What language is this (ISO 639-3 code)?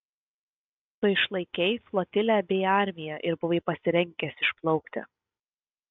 lit